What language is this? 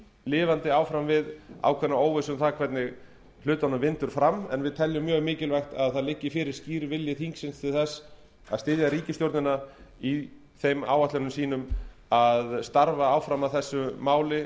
Icelandic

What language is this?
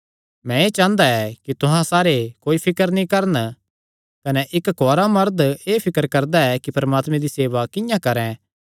Kangri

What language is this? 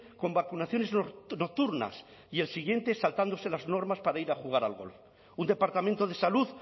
Spanish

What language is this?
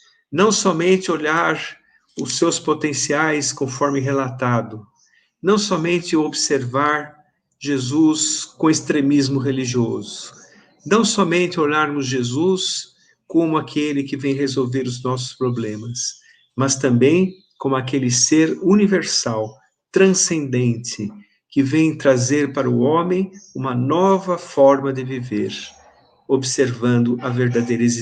Portuguese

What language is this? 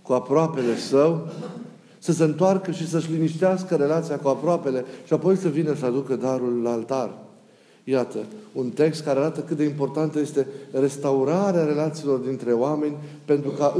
Romanian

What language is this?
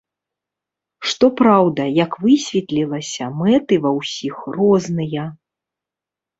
Belarusian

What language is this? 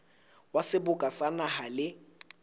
Southern Sotho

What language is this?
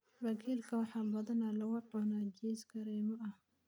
Somali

